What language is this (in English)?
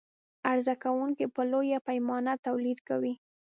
Pashto